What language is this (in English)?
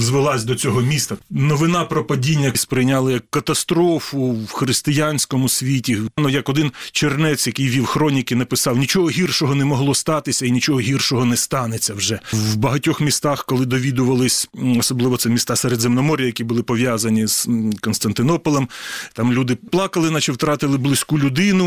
Ukrainian